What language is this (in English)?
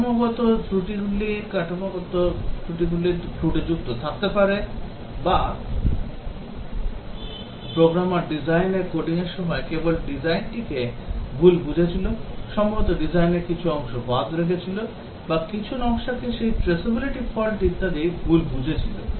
Bangla